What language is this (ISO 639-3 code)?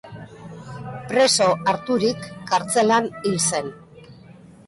eus